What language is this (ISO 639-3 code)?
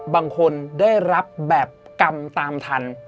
tha